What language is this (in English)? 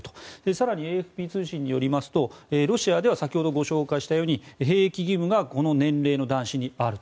Japanese